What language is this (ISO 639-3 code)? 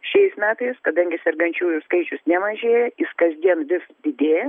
lit